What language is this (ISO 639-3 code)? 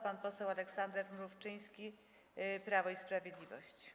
pol